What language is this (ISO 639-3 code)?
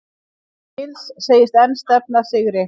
isl